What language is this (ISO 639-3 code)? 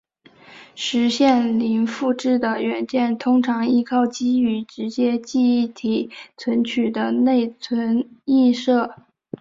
zho